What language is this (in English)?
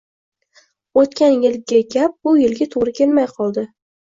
Uzbek